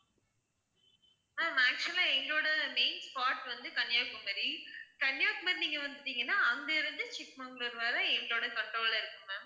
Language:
Tamil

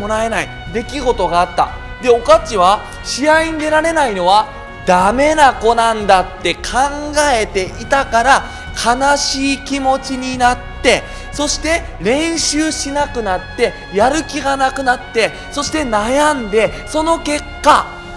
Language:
Japanese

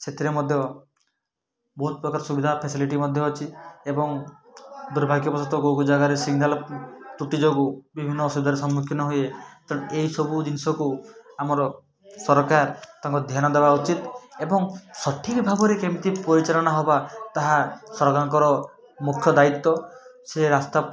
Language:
Odia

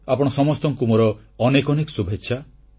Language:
Odia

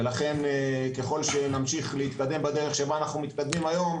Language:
Hebrew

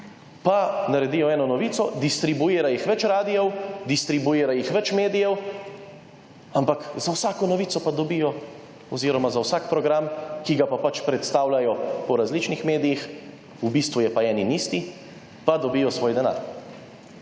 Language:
Slovenian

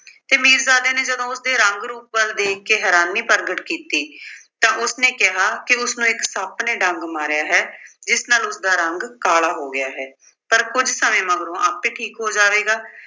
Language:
Punjabi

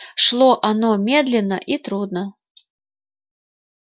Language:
Russian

